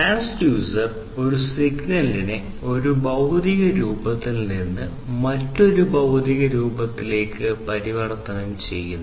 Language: Malayalam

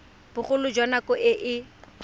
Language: Tswana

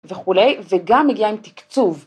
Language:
Hebrew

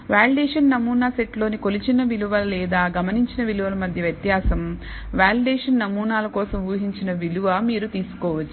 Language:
Telugu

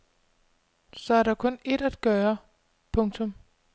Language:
Danish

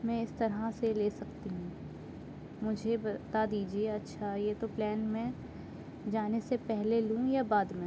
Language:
Urdu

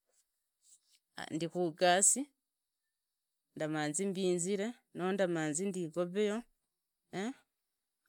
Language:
Idakho-Isukha-Tiriki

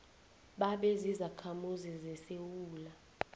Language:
South Ndebele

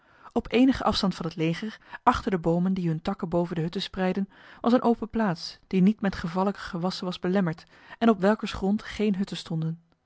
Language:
Dutch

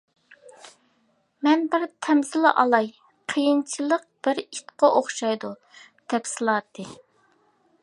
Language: Uyghur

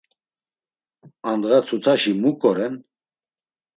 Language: Laz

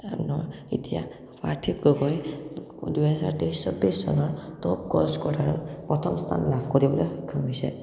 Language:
Assamese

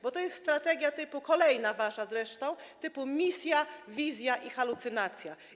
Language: Polish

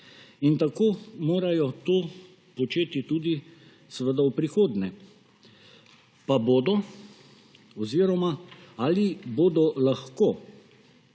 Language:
Slovenian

